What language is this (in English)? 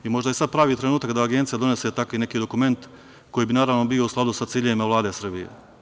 Serbian